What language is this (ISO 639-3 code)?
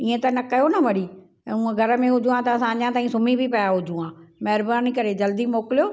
snd